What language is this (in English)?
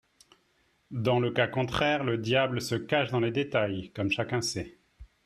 French